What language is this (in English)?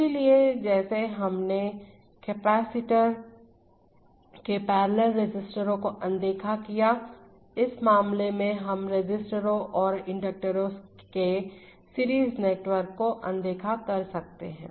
Hindi